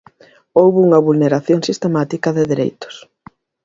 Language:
Galician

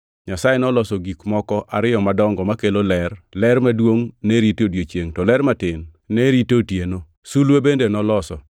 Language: Luo (Kenya and Tanzania)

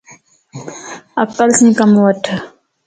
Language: Lasi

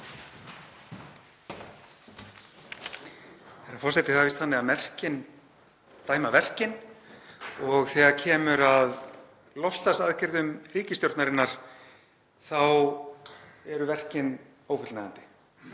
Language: Icelandic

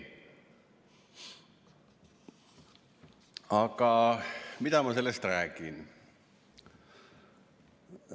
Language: Estonian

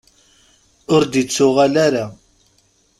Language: Kabyle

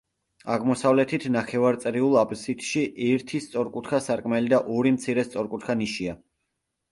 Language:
Georgian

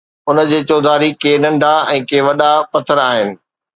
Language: Sindhi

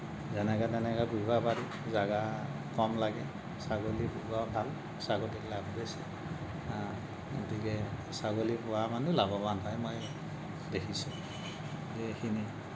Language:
Assamese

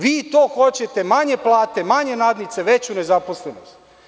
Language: Serbian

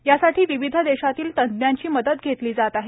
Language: Marathi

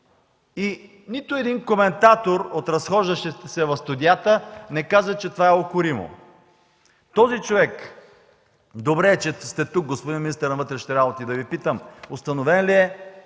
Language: Bulgarian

